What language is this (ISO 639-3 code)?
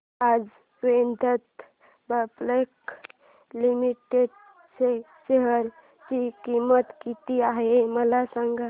mar